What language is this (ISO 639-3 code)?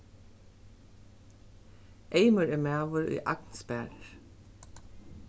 fao